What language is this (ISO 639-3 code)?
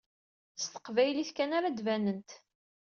kab